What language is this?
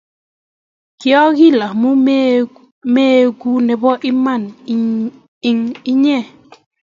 Kalenjin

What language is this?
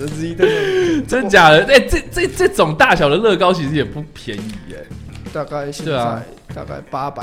Chinese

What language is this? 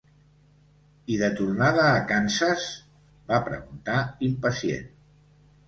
Catalan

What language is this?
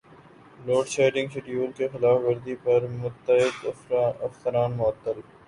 Urdu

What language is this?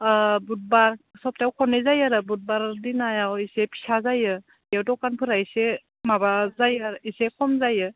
Bodo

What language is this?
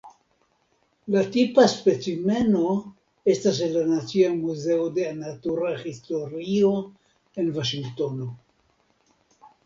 Esperanto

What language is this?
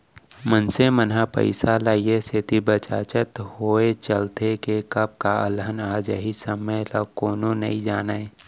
Chhattisgarhi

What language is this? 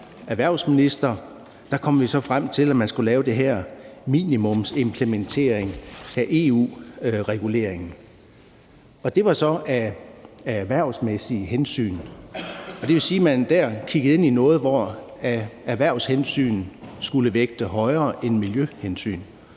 Danish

